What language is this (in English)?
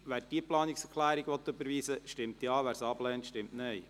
Swiss German